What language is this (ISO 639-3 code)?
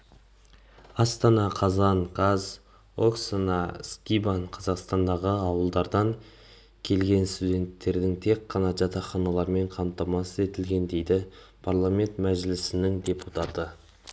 kaz